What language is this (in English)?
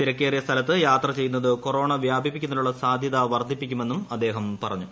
Malayalam